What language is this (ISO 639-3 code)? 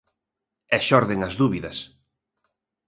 glg